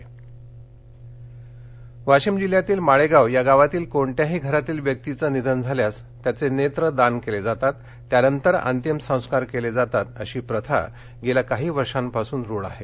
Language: Marathi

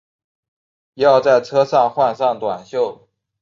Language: Chinese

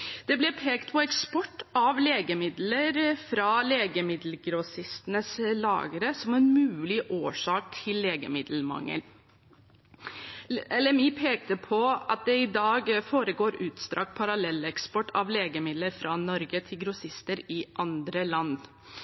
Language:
Norwegian Bokmål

